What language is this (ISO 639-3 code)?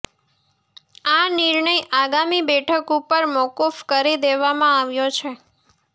guj